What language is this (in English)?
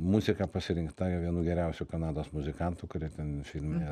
Lithuanian